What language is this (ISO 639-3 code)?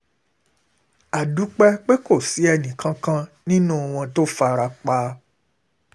yor